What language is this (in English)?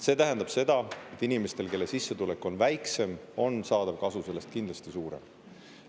Estonian